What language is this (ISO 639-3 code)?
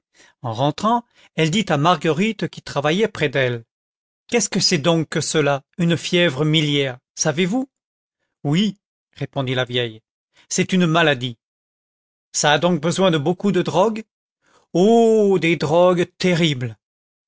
fra